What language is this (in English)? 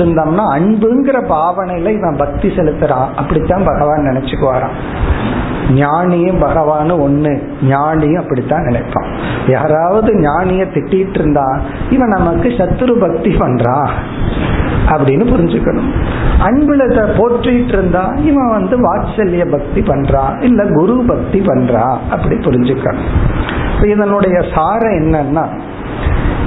Tamil